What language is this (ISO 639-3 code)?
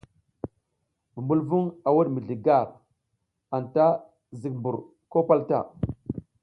giz